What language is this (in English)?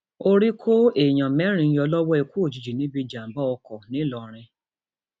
Yoruba